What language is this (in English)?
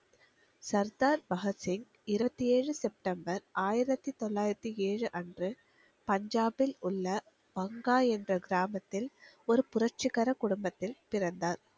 Tamil